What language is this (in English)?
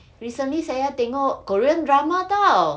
English